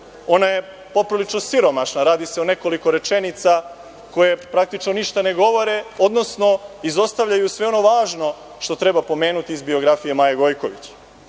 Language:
Serbian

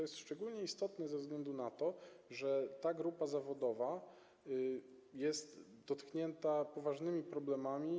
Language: Polish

